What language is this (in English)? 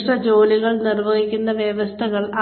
Malayalam